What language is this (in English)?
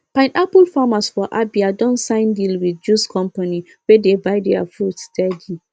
Nigerian Pidgin